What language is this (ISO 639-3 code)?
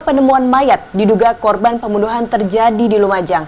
ind